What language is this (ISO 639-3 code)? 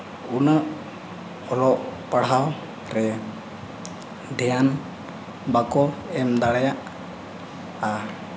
sat